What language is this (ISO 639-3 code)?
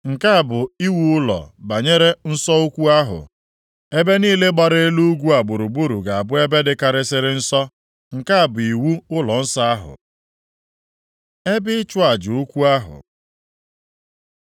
ibo